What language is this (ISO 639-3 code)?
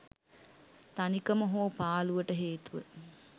sin